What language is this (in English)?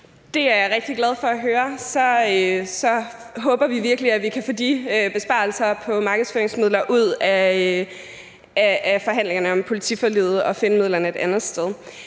Danish